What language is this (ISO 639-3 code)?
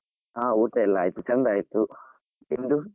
kan